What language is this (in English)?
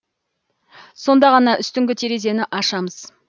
Kazakh